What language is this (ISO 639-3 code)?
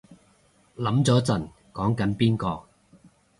yue